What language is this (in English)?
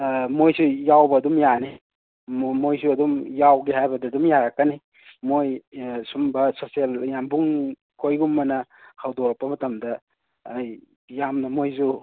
Manipuri